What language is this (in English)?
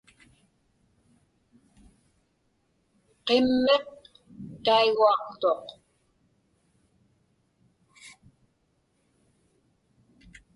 Inupiaq